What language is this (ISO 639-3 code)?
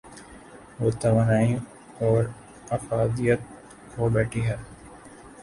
urd